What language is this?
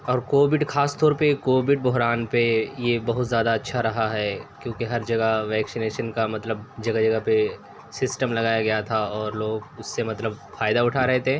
Urdu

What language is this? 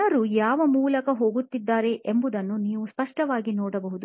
Kannada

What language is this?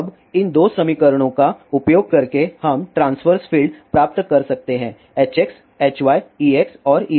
Hindi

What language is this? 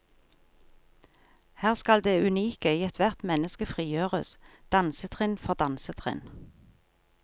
Norwegian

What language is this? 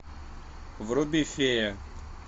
Russian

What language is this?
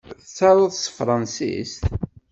Kabyle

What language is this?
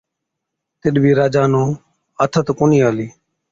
Od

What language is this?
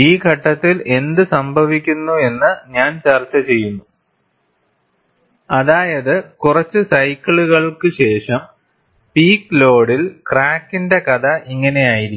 Malayalam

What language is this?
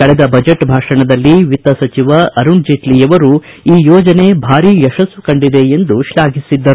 Kannada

